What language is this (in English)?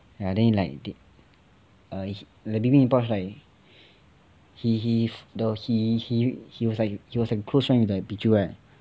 English